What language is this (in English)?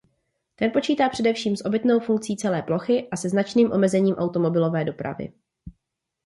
Czech